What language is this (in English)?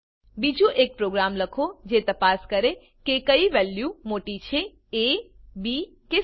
Gujarati